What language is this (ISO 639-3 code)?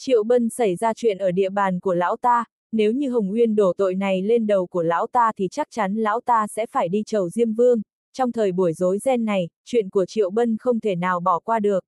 vie